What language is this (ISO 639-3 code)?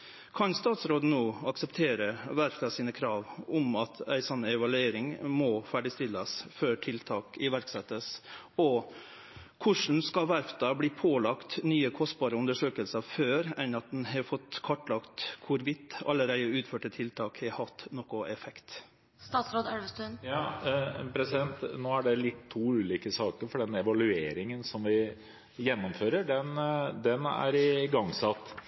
nor